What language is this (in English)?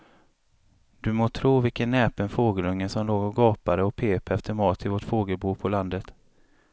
Swedish